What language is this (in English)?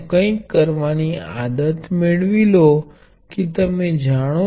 Gujarati